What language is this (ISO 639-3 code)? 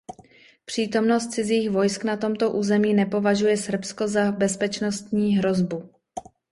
ces